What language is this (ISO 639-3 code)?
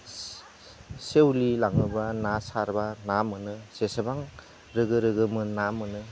brx